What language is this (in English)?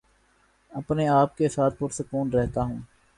Urdu